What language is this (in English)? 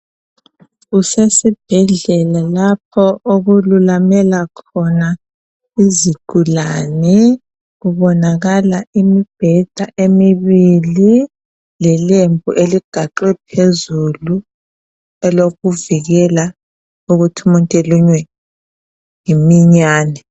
North Ndebele